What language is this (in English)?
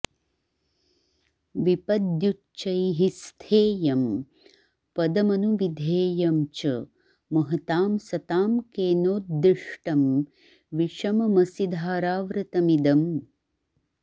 Sanskrit